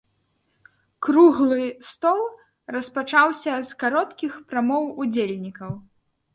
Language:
Belarusian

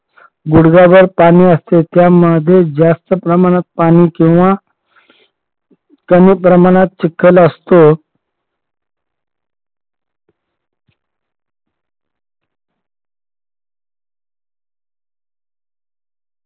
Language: Marathi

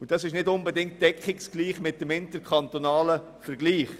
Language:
Swiss German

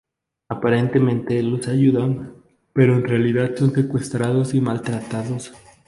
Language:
Spanish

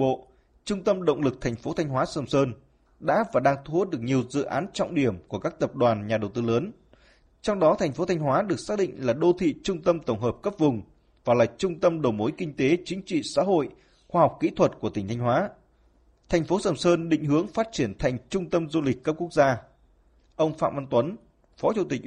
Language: Vietnamese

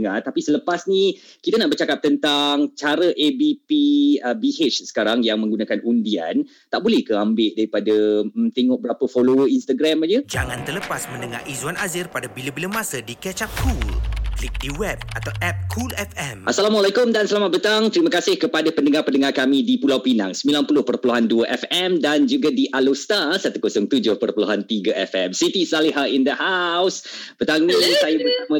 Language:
Malay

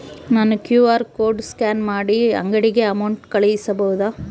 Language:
Kannada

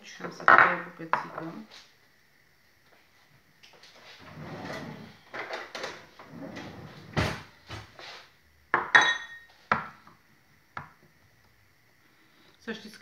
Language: Romanian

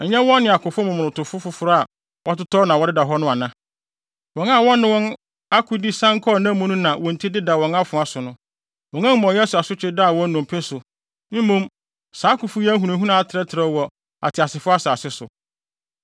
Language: Akan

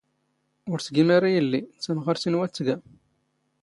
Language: Standard Moroccan Tamazight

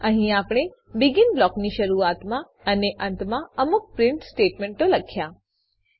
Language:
Gujarati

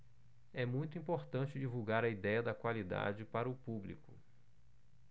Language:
Portuguese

